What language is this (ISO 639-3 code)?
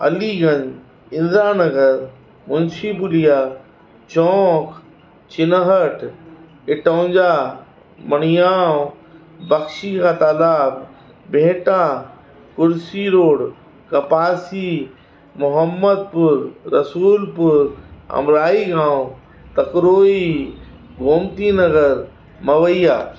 snd